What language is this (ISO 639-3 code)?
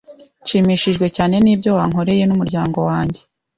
kin